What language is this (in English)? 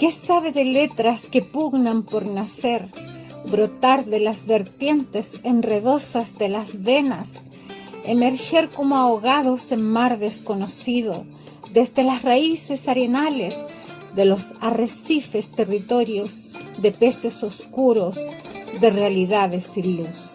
Spanish